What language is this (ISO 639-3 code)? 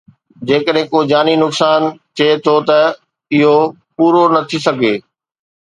snd